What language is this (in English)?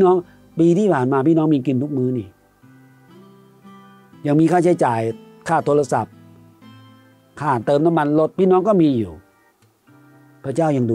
Thai